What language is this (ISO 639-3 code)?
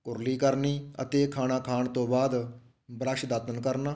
pan